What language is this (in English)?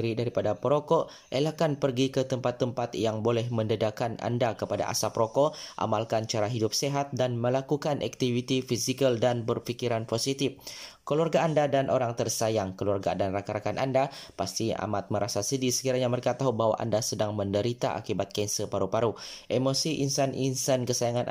Malay